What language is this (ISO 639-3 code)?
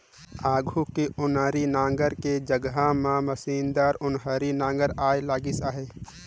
hne